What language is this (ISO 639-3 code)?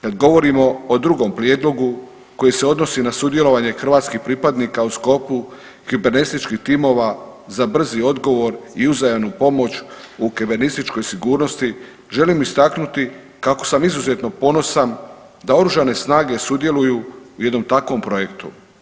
hrv